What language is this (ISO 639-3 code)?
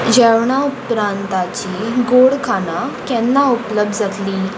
kok